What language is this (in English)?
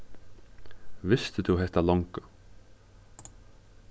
Faroese